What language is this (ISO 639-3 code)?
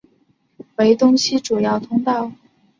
zho